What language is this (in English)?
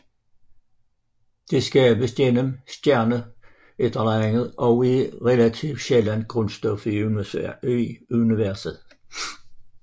Danish